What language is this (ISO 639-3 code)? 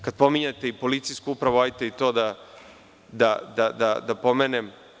srp